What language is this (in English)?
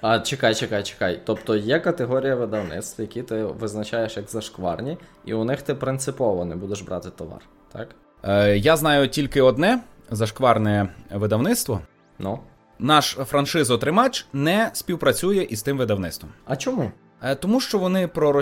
Ukrainian